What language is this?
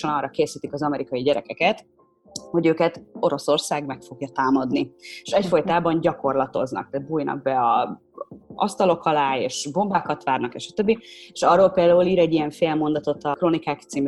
Hungarian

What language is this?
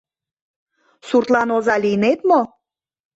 Mari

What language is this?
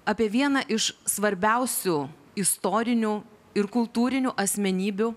Lithuanian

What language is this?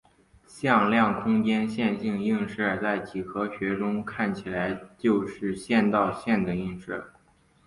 Chinese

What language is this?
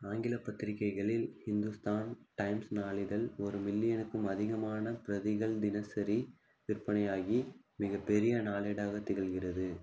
Tamil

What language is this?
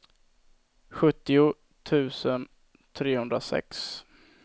Swedish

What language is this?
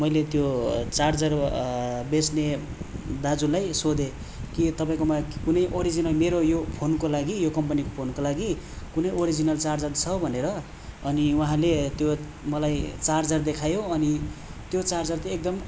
Nepali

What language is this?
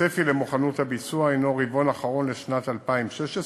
Hebrew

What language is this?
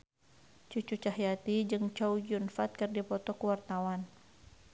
Sundanese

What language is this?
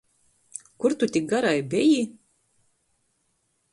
Latgalian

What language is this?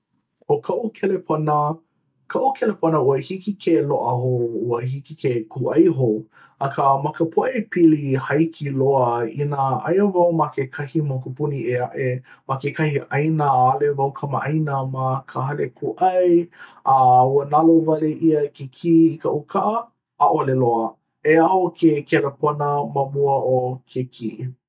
Hawaiian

